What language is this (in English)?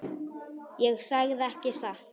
Icelandic